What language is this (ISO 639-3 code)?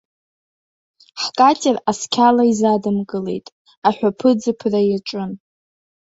abk